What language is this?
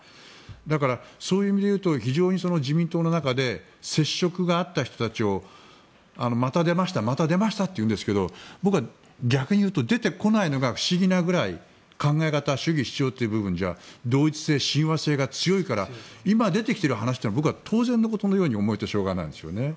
Japanese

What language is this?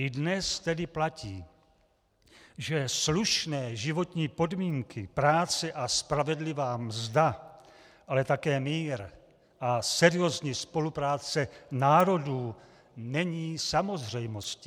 Czech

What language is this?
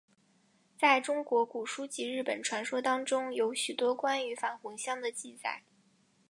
Chinese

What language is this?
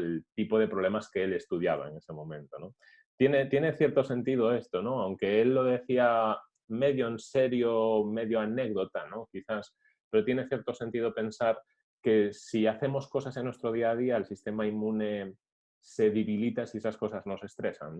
Spanish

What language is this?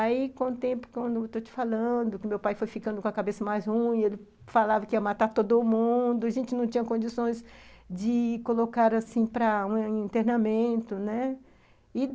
Portuguese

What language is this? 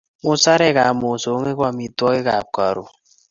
Kalenjin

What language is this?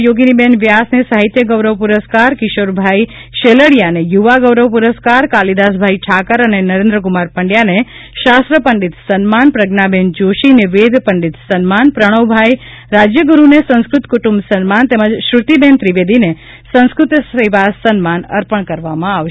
Gujarati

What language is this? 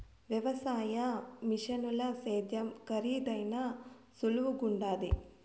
Telugu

